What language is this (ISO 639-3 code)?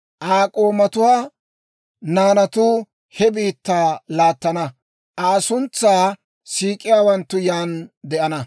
dwr